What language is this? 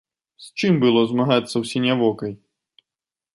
Belarusian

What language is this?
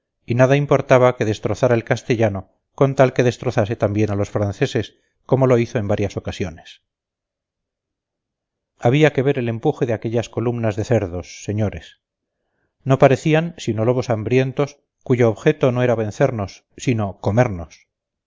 Spanish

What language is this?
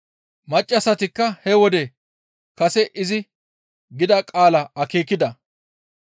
Gamo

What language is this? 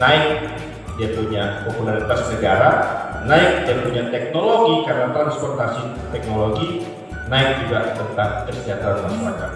Indonesian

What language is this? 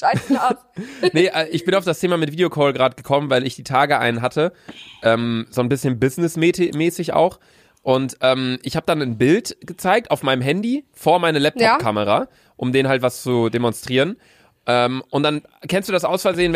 German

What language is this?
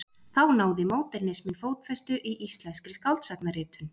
Icelandic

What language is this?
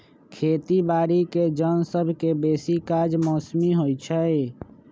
Magahi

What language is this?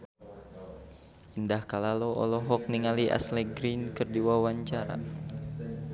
Sundanese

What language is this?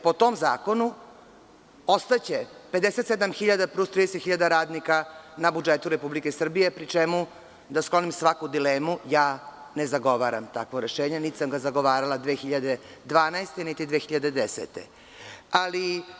Serbian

